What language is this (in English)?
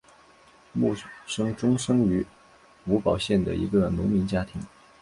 Chinese